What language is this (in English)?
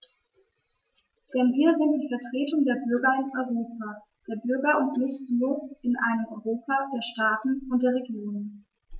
German